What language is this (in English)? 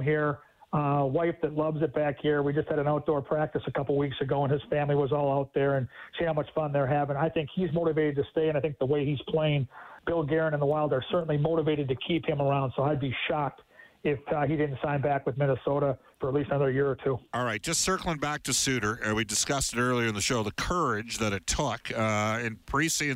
English